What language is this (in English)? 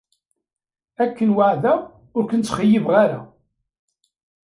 Kabyle